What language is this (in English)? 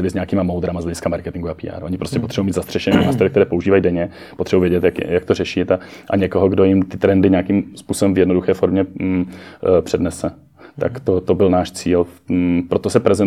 Czech